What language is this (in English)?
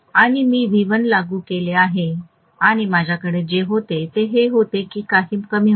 Marathi